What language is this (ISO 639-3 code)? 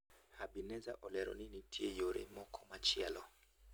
luo